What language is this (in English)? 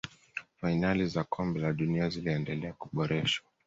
Swahili